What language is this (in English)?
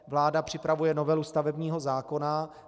Czech